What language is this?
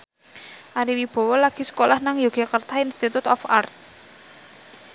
Javanese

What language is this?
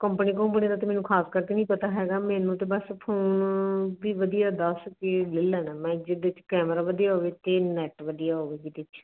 Punjabi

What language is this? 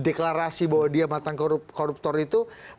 Indonesian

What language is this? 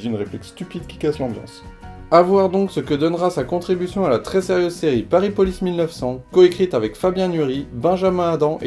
French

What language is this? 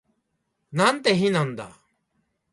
Japanese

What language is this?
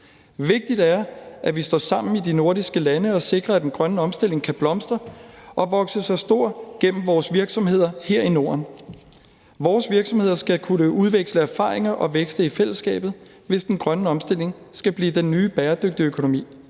Danish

